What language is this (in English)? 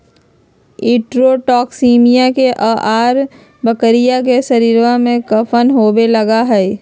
Magahi